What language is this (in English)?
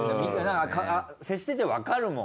Japanese